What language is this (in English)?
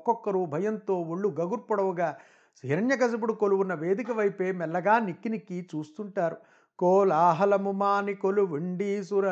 Telugu